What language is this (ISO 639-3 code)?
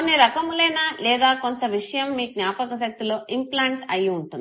tel